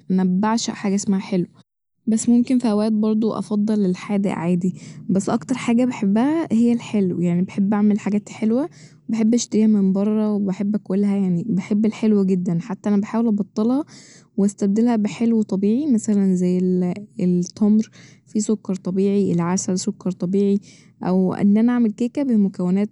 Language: Egyptian Arabic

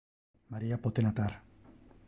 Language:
Interlingua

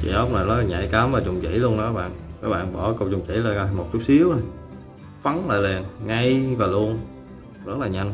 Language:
Vietnamese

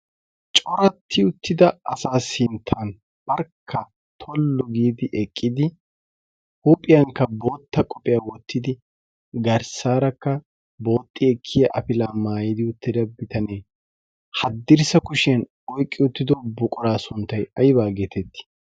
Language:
Wolaytta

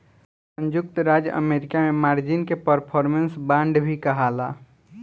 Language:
Bhojpuri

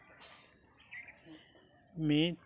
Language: Santali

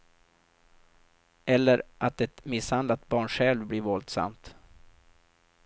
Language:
Swedish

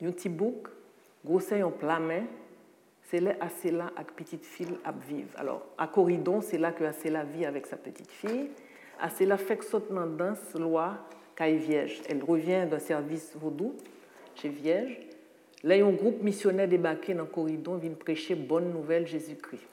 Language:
French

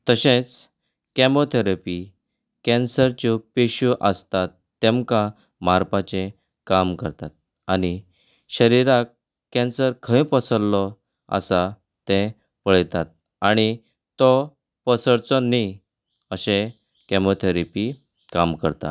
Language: Konkani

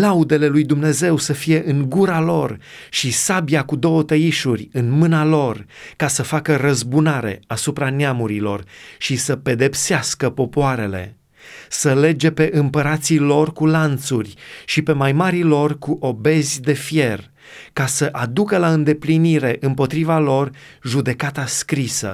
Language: Romanian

